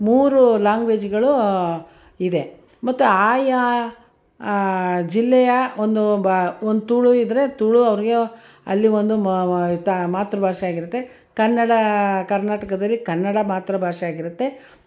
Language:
Kannada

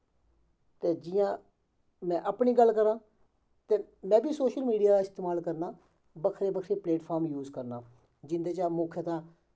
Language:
Dogri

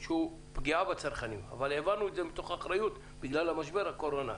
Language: Hebrew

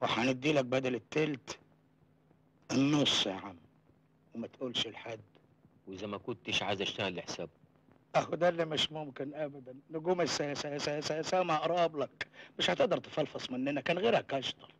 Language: Arabic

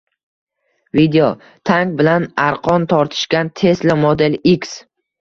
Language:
Uzbek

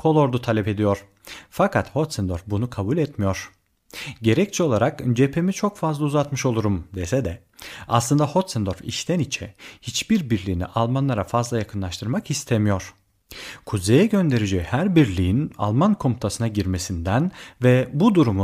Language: Turkish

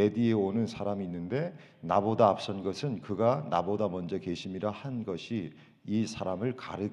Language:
Korean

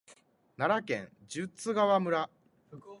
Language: Japanese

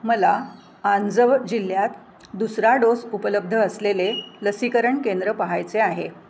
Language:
Marathi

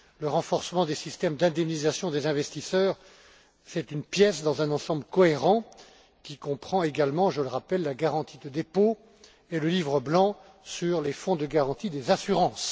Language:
French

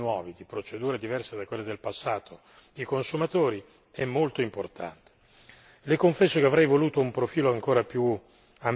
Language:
Italian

